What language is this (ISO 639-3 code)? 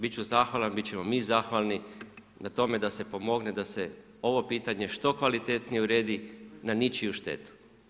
hrv